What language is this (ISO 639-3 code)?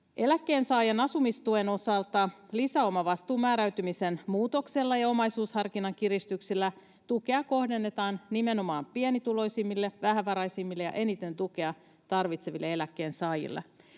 fin